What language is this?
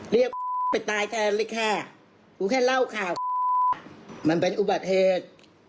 Thai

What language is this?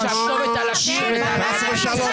Hebrew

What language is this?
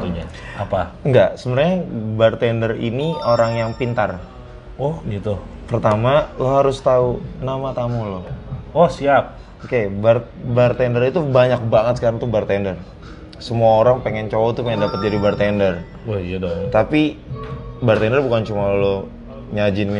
Indonesian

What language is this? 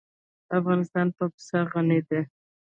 Pashto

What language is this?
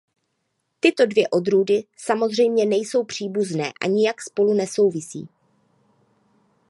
Czech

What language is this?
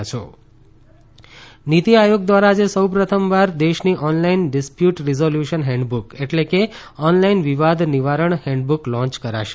Gujarati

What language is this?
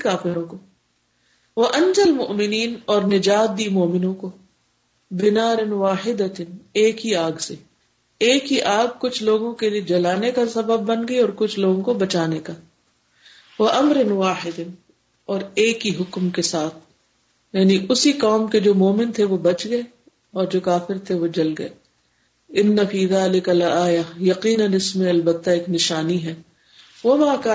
Urdu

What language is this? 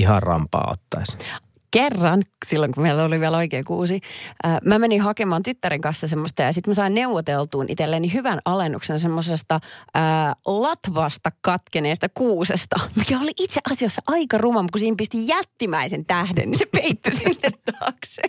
Finnish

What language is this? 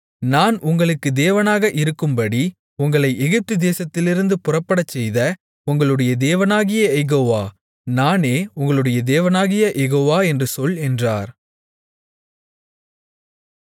Tamil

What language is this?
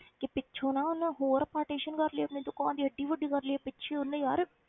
Punjabi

